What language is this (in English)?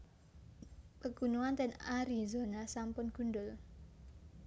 Javanese